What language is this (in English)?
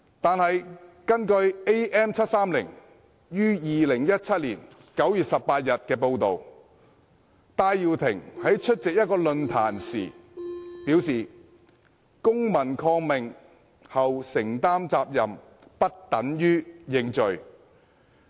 Cantonese